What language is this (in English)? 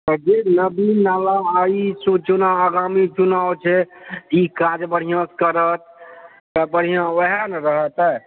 Maithili